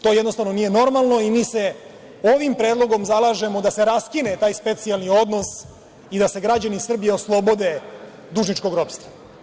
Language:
Serbian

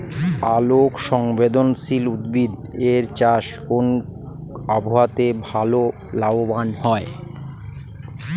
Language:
Bangla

